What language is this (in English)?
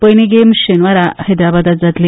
Konkani